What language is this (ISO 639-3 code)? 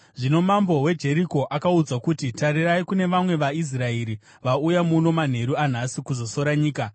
sna